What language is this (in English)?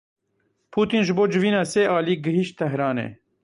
Kurdish